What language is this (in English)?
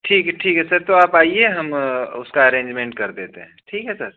Hindi